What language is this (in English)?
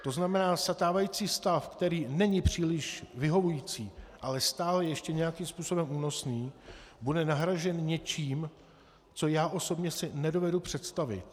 Czech